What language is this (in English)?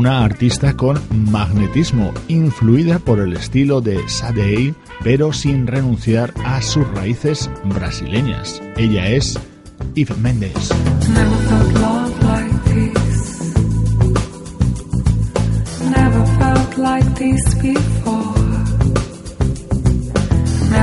Spanish